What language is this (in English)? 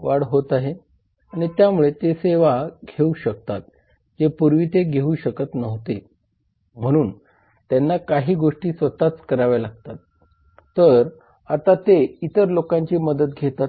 Marathi